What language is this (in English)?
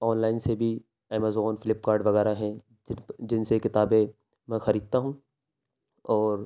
Urdu